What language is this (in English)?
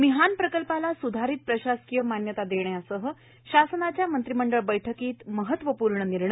Marathi